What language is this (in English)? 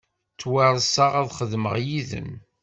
Kabyle